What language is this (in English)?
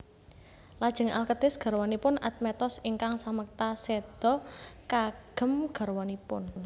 Javanese